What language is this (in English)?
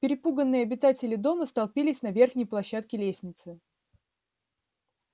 Russian